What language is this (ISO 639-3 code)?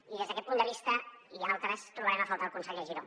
cat